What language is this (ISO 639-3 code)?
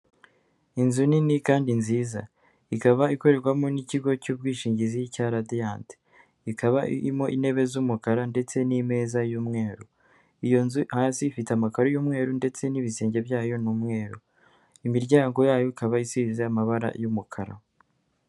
kin